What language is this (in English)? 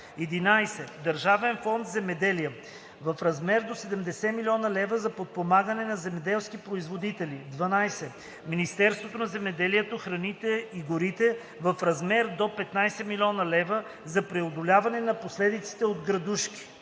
Bulgarian